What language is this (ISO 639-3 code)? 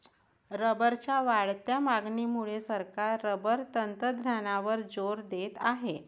mar